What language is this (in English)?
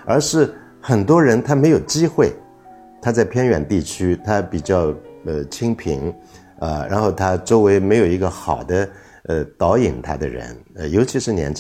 Chinese